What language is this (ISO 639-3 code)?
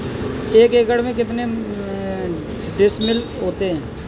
hin